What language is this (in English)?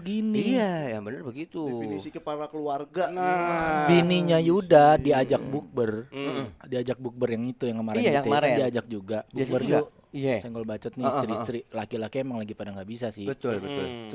Indonesian